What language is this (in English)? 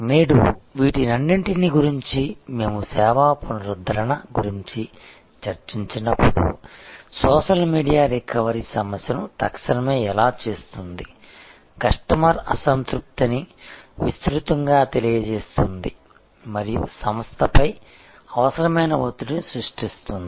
Telugu